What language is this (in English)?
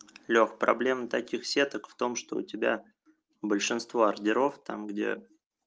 Russian